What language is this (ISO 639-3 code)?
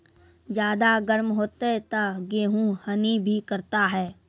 mai